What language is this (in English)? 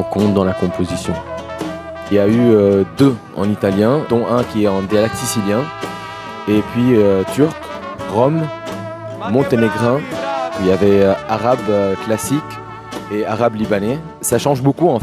French